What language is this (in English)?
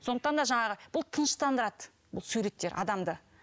Kazakh